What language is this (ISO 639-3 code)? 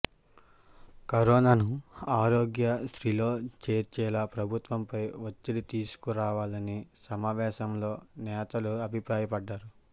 tel